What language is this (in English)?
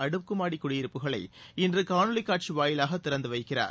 Tamil